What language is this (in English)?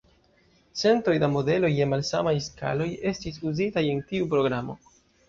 Esperanto